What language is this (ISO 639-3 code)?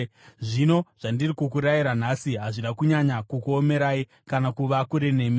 sna